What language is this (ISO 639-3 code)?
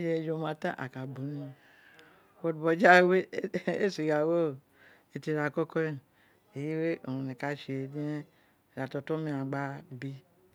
its